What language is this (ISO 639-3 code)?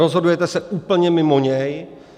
ces